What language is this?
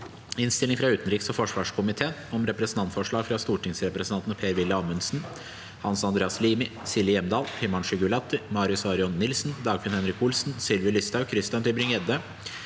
Norwegian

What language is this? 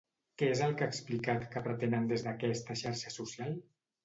Catalan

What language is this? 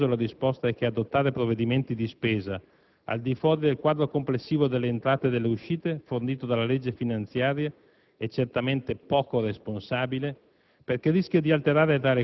Italian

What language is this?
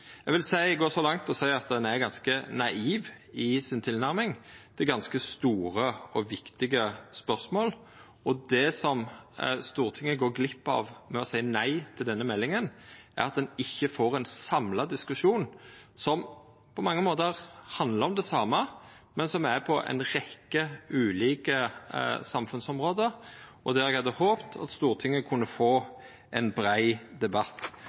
Norwegian Nynorsk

